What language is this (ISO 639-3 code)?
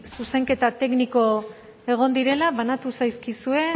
eus